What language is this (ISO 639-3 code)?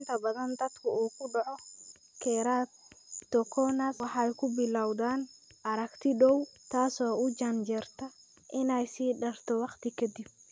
som